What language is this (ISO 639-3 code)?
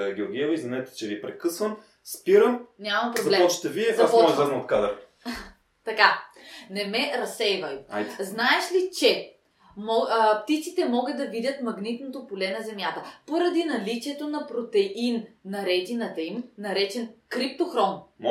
bul